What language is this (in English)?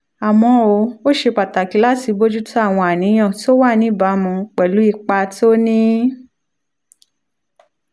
Yoruba